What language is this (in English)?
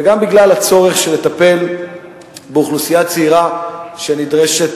Hebrew